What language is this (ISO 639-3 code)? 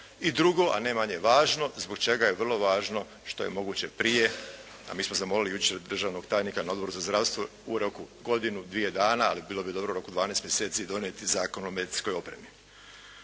hrv